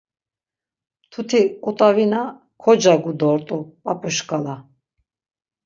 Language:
Laz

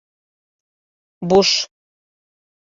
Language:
Bashkir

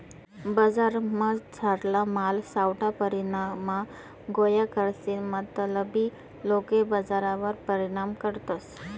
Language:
Marathi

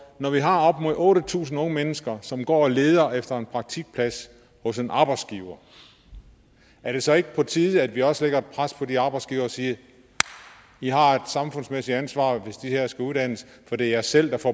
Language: Danish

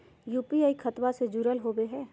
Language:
Magahi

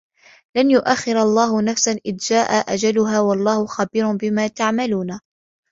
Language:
Arabic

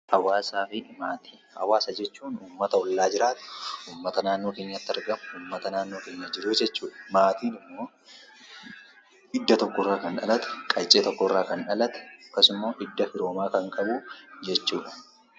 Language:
Oromo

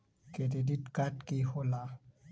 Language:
Magahi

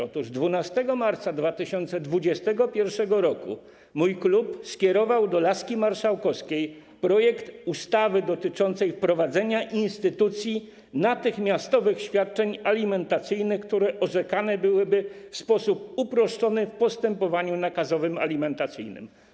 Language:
Polish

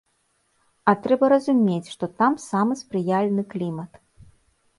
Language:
Belarusian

